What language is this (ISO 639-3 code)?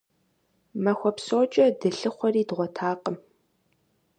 kbd